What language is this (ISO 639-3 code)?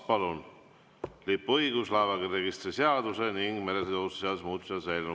est